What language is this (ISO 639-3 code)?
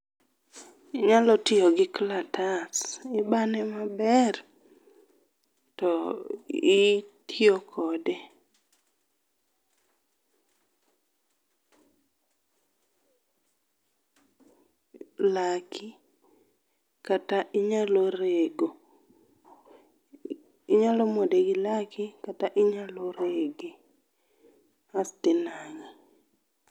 luo